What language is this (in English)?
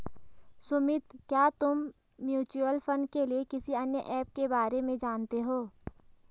Hindi